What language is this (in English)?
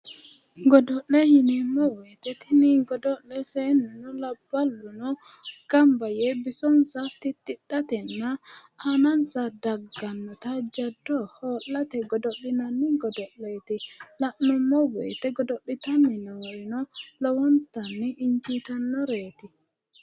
Sidamo